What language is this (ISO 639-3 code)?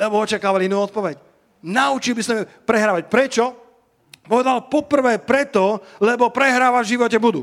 slk